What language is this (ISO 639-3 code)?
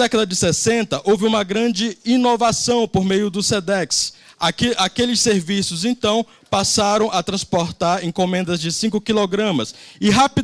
por